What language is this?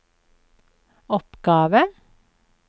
Norwegian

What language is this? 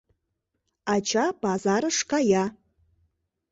Mari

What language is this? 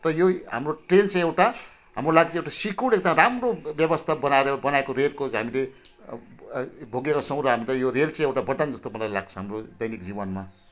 Nepali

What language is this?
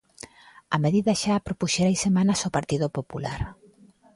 Galician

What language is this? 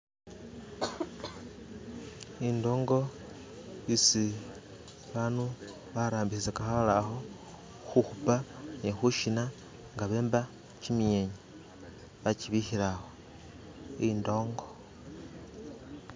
Masaaba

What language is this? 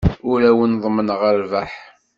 Kabyle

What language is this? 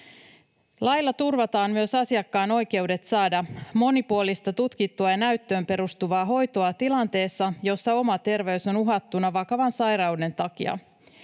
Finnish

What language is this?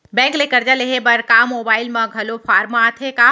Chhattisgarhi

